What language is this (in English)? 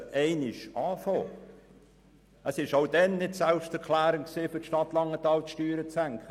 Swiss German